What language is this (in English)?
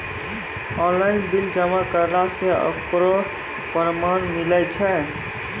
Maithili